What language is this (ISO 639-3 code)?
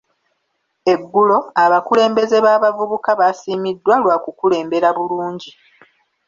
lug